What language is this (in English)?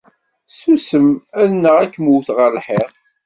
Kabyle